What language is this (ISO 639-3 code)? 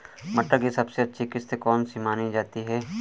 hin